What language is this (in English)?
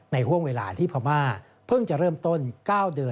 Thai